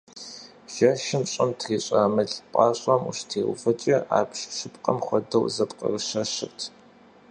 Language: Kabardian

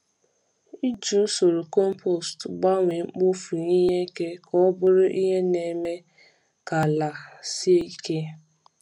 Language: Igbo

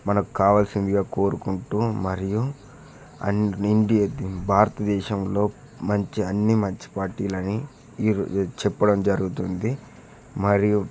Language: Telugu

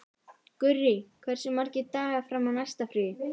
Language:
Icelandic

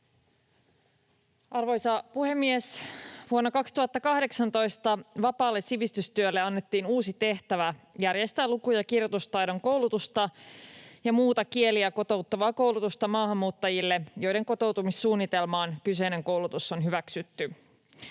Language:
Finnish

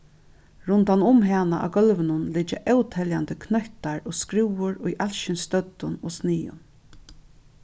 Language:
Faroese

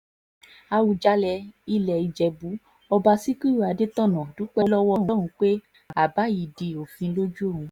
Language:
Yoruba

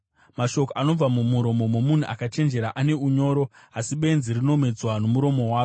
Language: Shona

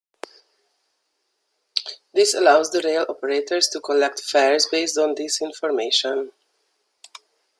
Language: English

